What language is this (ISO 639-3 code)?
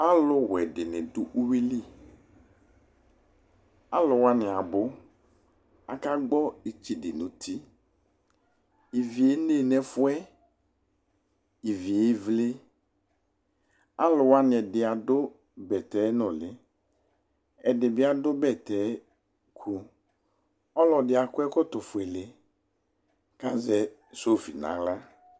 kpo